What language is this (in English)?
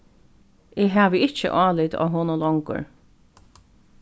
Faroese